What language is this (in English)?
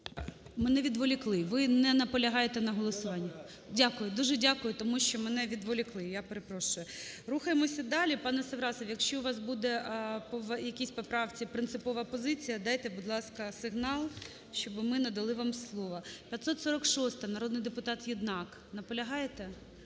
Ukrainian